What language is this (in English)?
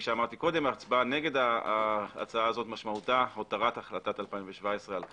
Hebrew